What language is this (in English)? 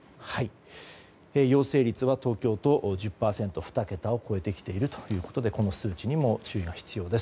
Japanese